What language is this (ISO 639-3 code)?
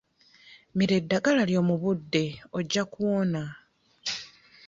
lug